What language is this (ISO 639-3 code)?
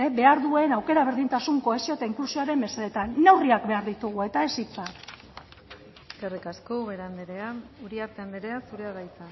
eus